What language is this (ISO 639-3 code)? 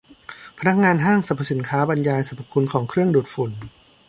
tha